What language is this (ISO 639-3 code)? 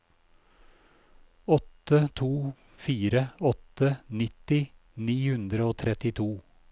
nor